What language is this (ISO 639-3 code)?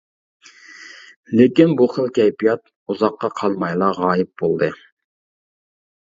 uig